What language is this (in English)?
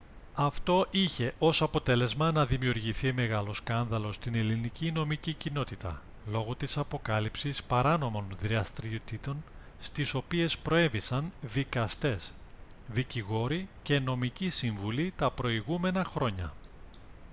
Greek